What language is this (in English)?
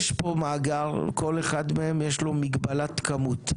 Hebrew